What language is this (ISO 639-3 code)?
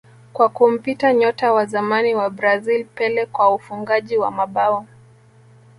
swa